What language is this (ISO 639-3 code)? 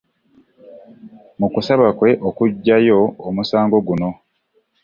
lug